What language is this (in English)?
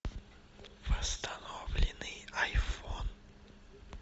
Russian